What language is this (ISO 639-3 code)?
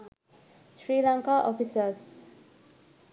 sin